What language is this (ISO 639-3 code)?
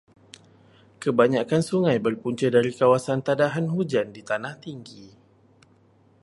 msa